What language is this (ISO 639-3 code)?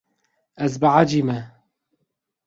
kur